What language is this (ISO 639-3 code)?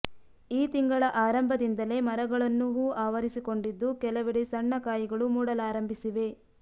kan